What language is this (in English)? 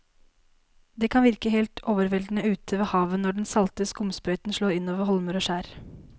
Norwegian